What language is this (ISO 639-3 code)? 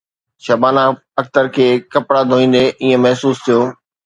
snd